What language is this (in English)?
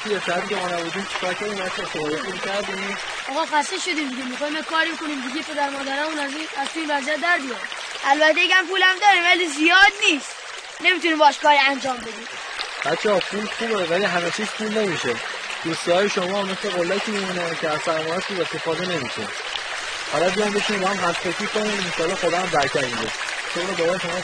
Persian